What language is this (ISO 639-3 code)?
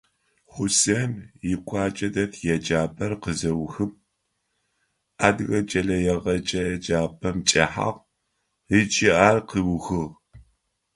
ady